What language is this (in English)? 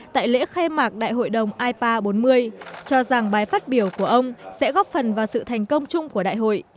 Vietnamese